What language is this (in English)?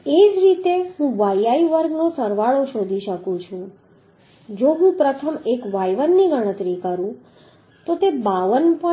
Gujarati